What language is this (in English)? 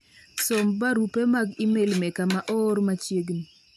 Luo (Kenya and Tanzania)